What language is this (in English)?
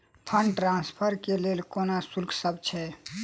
Maithili